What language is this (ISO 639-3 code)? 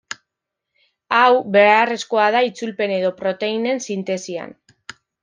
eus